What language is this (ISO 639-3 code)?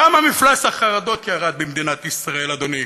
heb